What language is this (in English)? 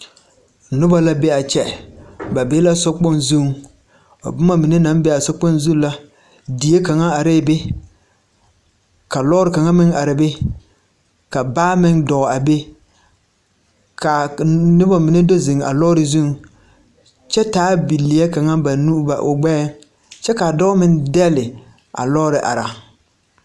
Southern Dagaare